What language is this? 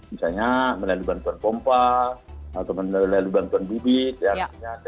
Indonesian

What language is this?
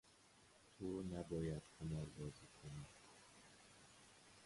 Persian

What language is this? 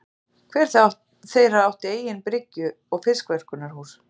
Icelandic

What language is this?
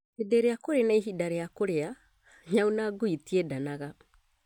Kikuyu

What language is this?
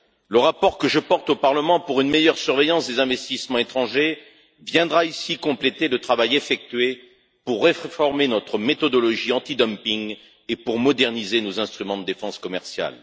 French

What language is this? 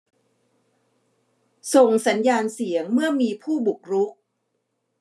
Thai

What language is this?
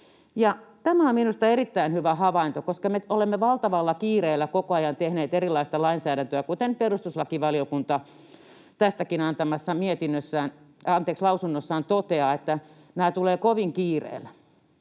Finnish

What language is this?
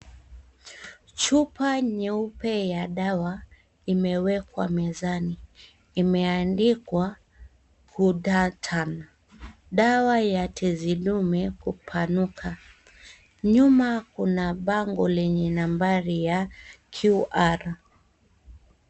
Swahili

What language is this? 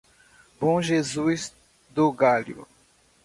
Portuguese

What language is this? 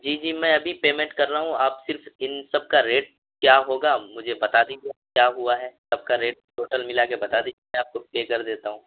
Urdu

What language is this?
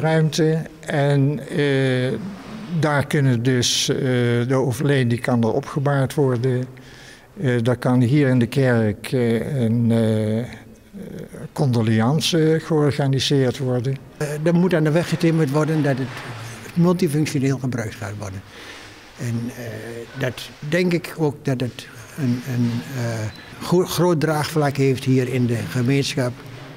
Dutch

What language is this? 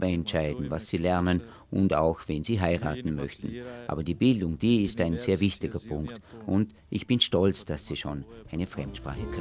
German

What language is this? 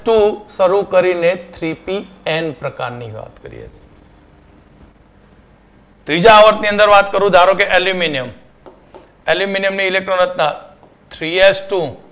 Gujarati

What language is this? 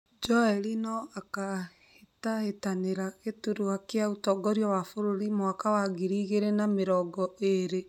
Kikuyu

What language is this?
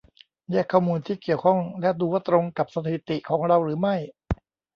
Thai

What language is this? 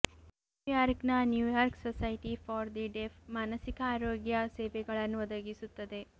Kannada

